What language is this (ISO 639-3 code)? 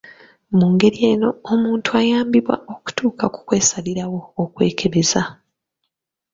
lug